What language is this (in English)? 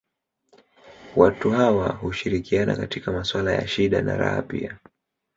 Swahili